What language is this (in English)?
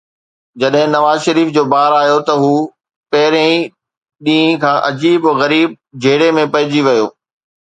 Sindhi